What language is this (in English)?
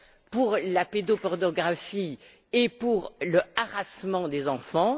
French